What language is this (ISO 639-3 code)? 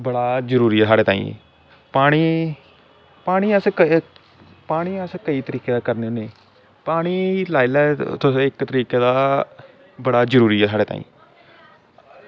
doi